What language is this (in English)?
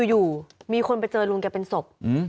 Thai